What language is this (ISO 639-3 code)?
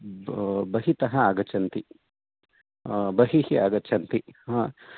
san